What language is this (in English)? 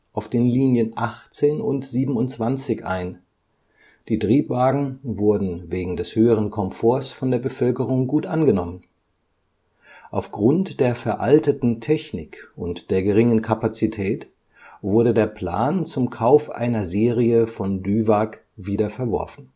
German